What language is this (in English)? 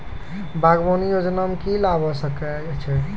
Maithili